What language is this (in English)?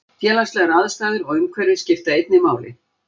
Icelandic